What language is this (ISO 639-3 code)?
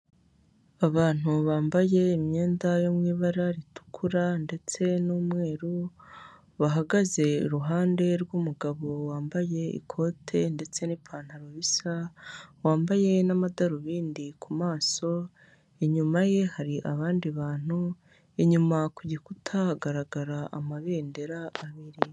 kin